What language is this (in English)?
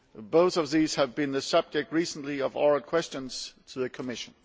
English